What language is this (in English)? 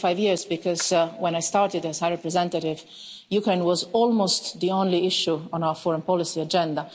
English